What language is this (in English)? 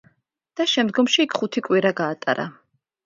Georgian